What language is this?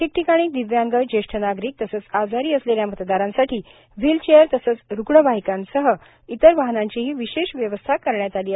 Marathi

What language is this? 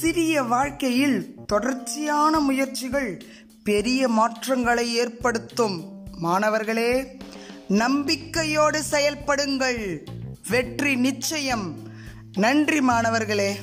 Tamil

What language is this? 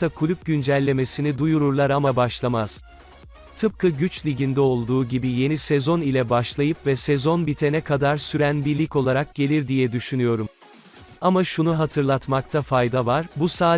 Turkish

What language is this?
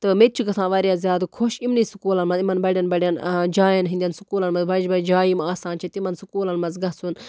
Kashmiri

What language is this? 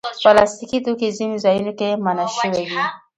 Pashto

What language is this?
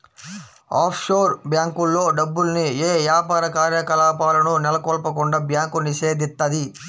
Telugu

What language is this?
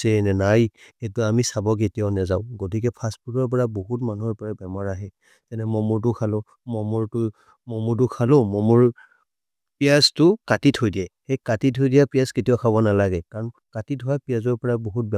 Maria (India)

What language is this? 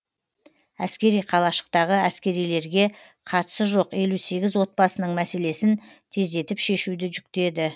Kazakh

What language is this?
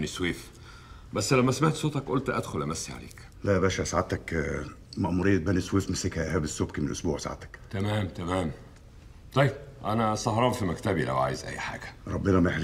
Arabic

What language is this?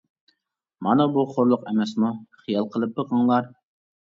Uyghur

